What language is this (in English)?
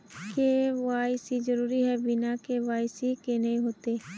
Magahi